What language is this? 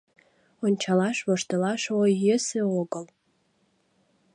Mari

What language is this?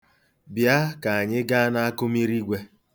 Igbo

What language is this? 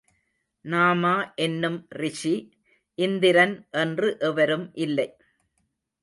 Tamil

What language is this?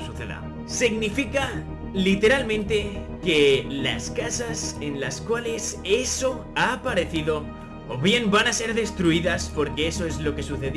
Spanish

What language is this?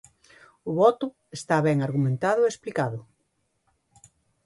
Galician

